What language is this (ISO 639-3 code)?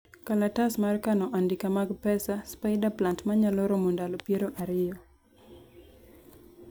luo